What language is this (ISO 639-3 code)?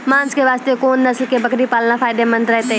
mai